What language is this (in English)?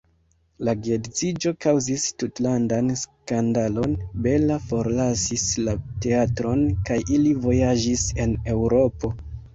Esperanto